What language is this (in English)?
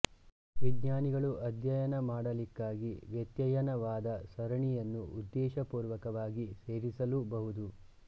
Kannada